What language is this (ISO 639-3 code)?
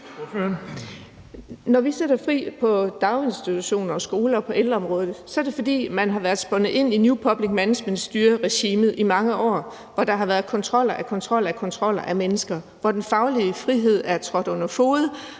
dan